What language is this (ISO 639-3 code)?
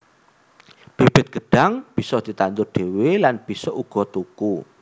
jav